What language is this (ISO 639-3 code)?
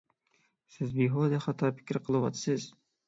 uig